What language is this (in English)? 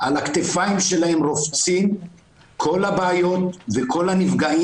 Hebrew